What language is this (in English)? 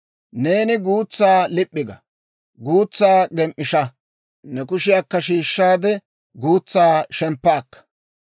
Dawro